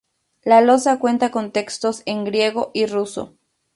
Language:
Spanish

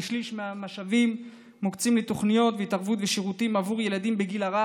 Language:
Hebrew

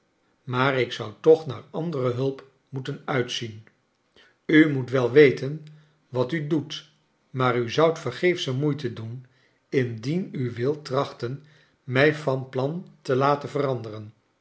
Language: Dutch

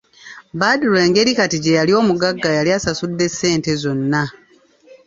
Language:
Ganda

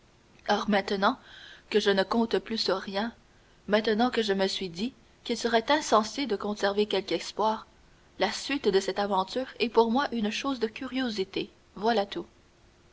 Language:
French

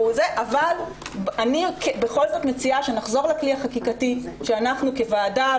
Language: Hebrew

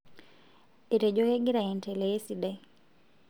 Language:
Masai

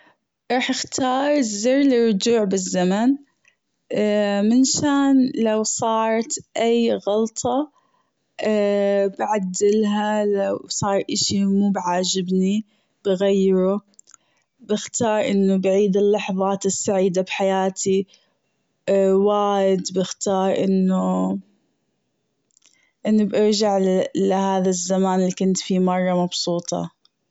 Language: Gulf Arabic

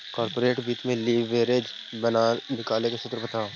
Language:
Magahi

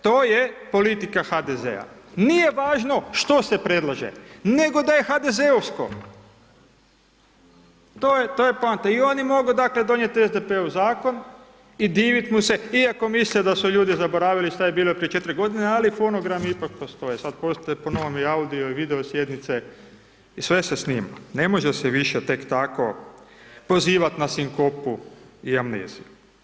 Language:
Croatian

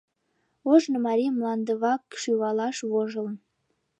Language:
Mari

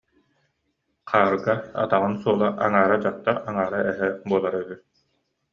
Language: Yakut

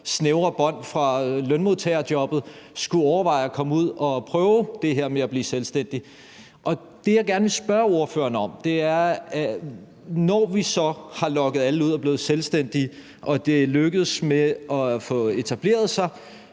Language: Danish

